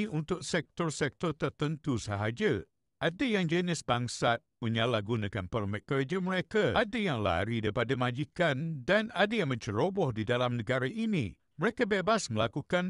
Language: Malay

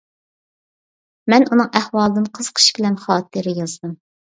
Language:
Uyghur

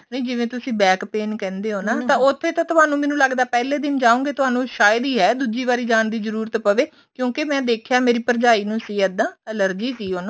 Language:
Punjabi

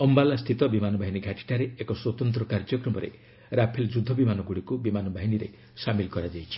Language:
Odia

